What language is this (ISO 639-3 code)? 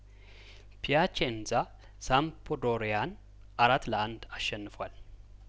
amh